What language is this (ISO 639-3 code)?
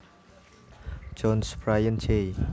jav